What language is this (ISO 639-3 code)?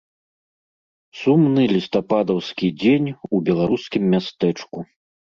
bel